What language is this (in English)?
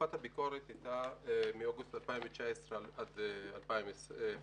Hebrew